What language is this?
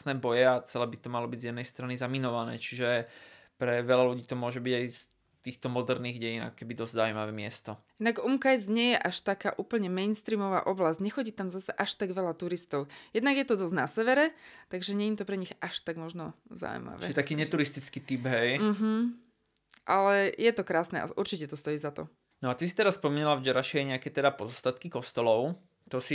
Slovak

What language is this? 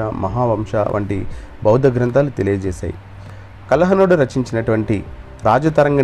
Telugu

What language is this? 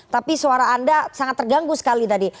Indonesian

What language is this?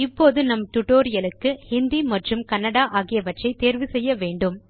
Tamil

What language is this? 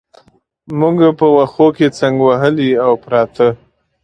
Pashto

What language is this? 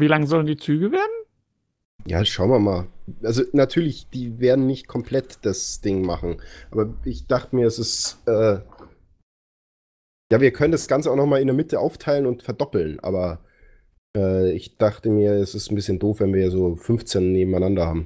German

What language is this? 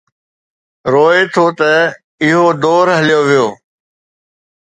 Sindhi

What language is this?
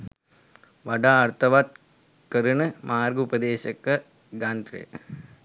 Sinhala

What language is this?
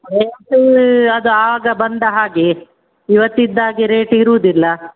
Kannada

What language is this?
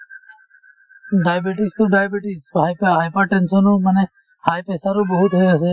Assamese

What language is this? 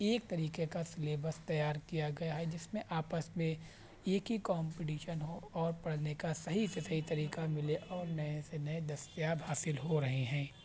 Urdu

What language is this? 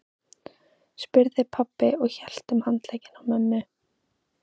Icelandic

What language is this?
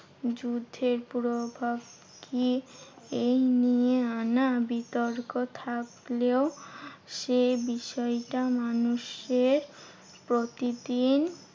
Bangla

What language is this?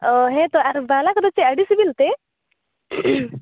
Santali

